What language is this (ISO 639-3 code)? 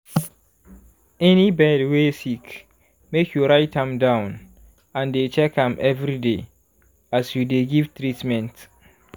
pcm